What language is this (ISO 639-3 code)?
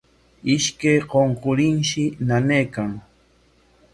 qwa